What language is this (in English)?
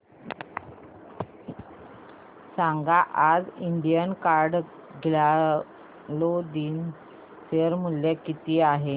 Marathi